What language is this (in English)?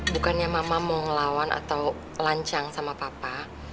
Indonesian